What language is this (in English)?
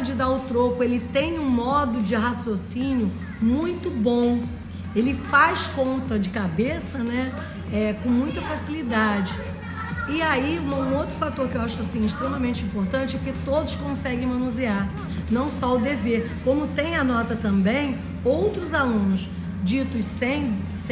Portuguese